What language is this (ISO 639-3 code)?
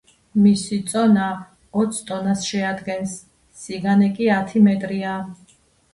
kat